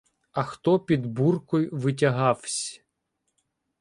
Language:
Ukrainian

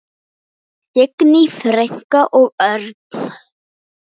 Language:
Icelandic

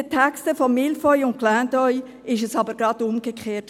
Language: Swiss German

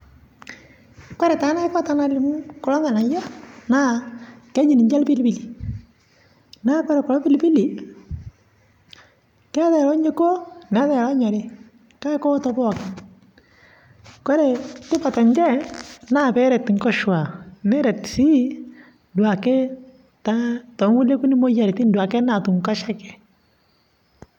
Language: Masai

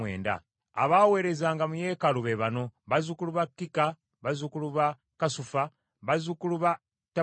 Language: Ganda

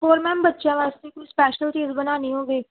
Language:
Punjabi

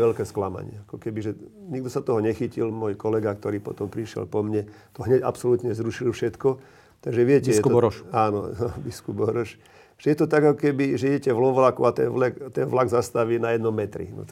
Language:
Slovak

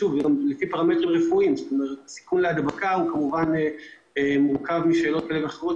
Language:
Hebrew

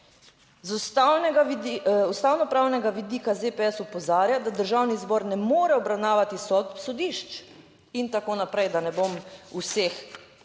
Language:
Slovenian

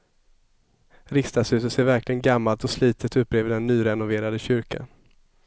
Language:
Swedish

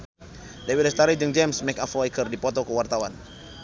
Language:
Sundanese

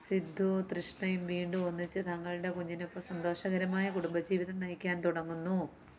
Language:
Malayalam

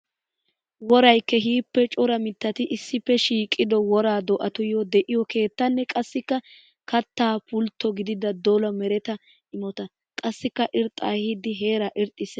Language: Wolaytta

